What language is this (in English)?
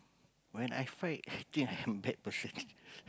English